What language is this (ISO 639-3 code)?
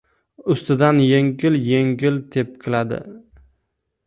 uzb